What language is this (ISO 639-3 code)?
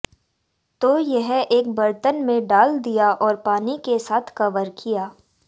hin